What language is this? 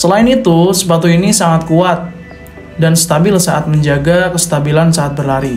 Indonesian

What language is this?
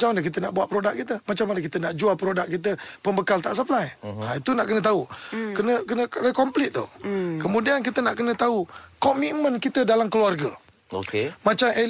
Malay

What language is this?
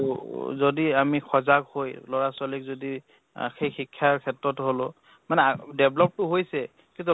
Assamese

